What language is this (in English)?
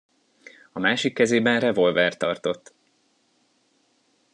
Hungarian